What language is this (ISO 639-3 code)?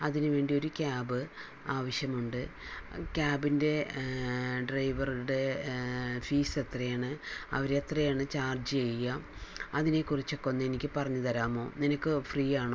mal